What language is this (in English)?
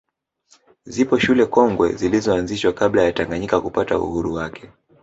Swahili